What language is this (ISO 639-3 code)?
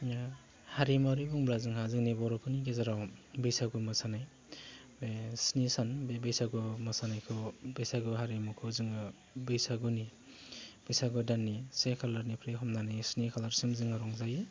brx